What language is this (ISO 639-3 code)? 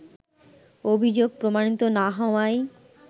ben